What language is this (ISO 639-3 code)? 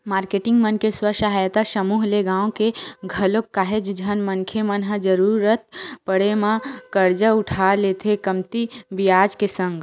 hne